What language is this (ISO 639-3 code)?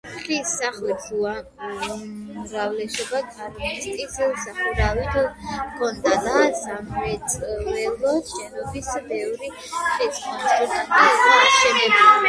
kat